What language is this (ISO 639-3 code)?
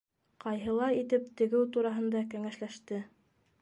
bak